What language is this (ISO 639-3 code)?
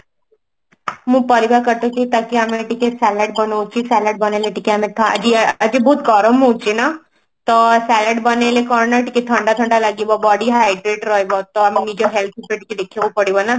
ori